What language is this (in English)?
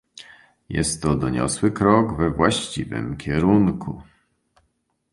Polish